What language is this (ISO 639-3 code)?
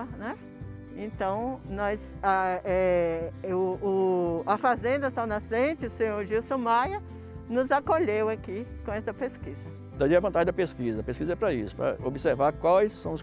por